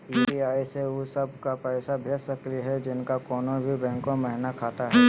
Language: Magahi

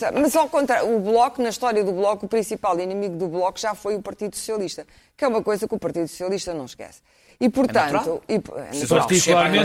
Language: Portuguese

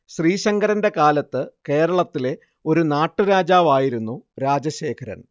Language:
Malayalam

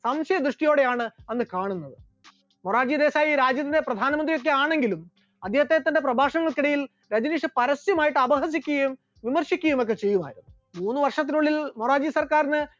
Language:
Malayalam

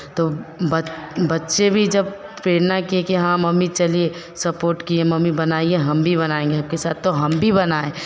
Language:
Hindi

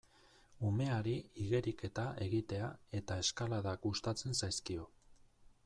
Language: Basque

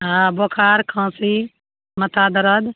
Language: Maithili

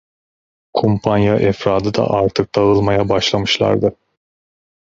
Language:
Turkish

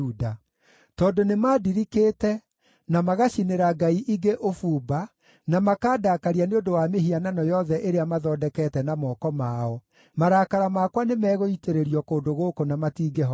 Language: Kikuyu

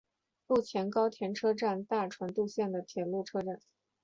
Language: Chinese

